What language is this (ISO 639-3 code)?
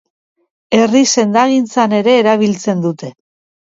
eus